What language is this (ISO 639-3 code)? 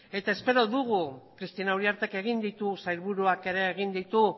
eus